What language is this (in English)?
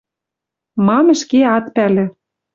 Western Mari